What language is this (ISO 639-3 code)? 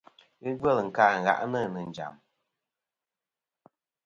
bkm